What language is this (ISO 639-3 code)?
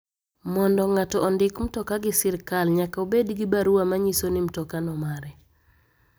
luo